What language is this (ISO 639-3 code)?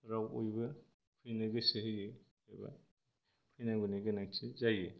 brx